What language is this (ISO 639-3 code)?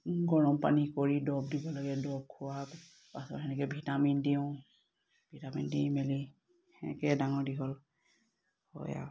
asm